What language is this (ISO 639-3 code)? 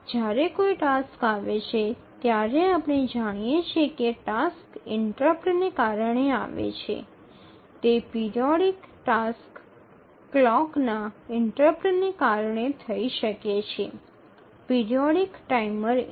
guj